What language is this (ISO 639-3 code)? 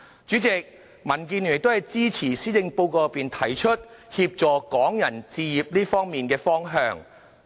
yue